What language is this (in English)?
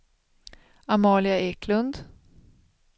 Swedish